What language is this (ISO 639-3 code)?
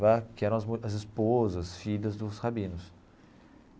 por